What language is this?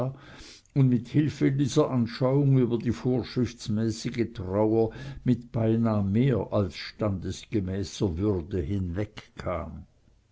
German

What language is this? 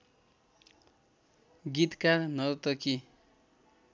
Nepali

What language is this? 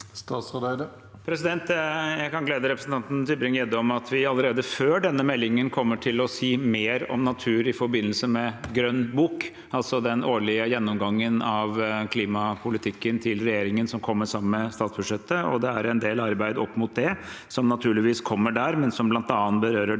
Norwegian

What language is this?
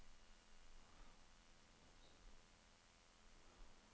Norwegian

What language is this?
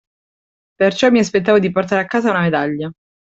Italian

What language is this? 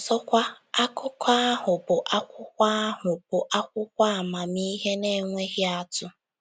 Igbo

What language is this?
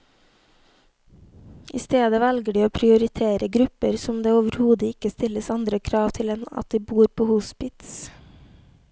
Norwegian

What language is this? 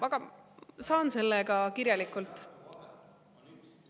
Estonian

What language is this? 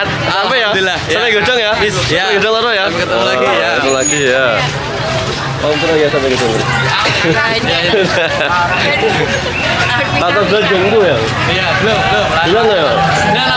Indonesian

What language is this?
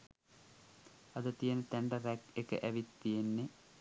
Sinhala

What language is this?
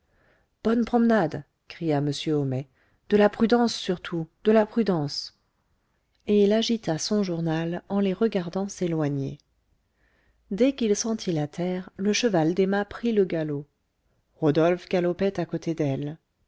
French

